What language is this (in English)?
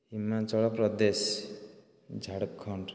Odia